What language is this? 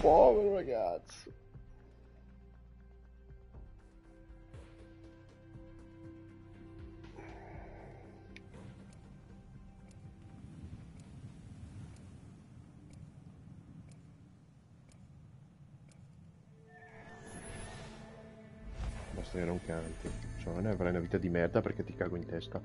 Italian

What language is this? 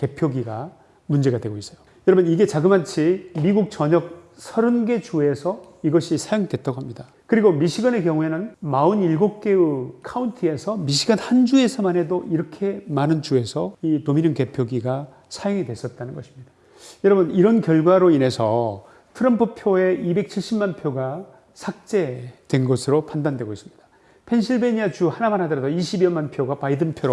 Korean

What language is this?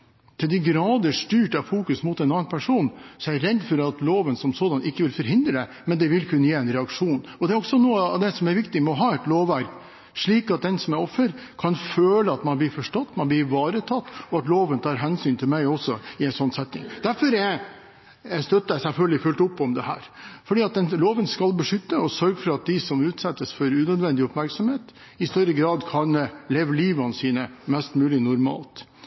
Norwegian Bokmål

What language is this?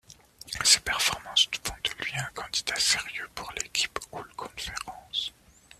French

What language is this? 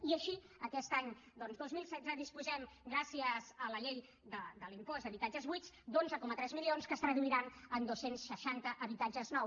Catalan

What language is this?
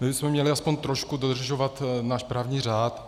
Czech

